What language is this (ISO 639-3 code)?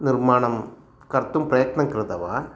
san